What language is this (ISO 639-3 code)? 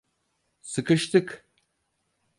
tur